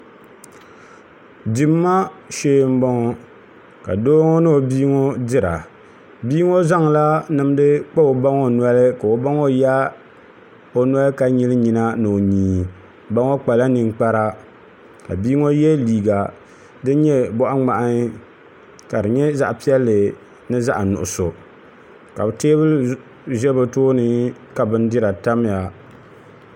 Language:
Dagbani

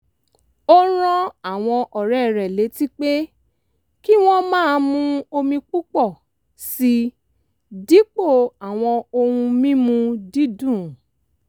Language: Yoruba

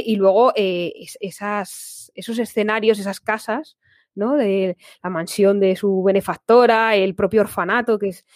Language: Spanish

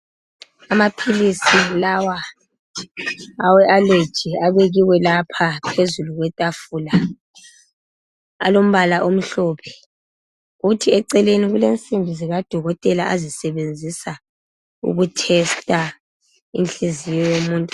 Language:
North Ndebele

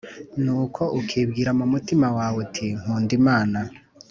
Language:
Kinyarwanda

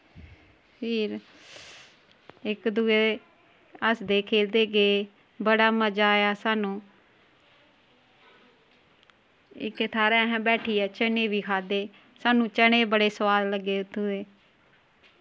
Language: Dogri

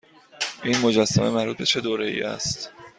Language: Persian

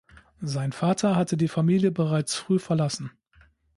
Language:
German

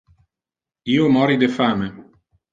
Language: Interlingua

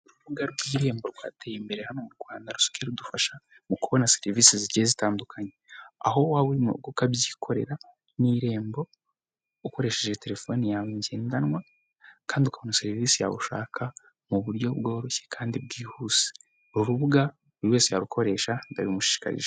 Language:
Kinyarwanda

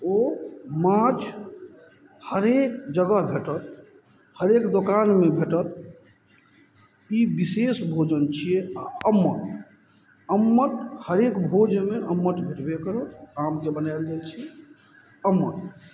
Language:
Maithili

